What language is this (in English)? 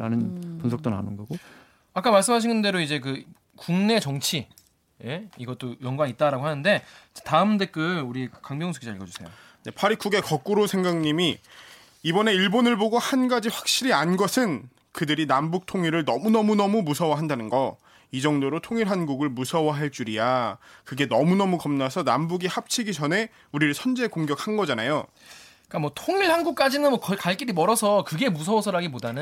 Korean